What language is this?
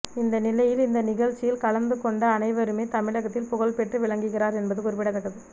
Tamil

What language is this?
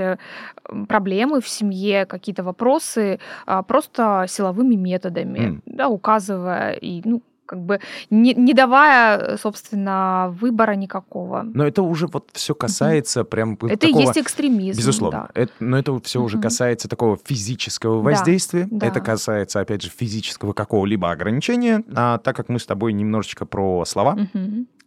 Russian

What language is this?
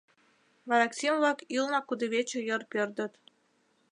Mari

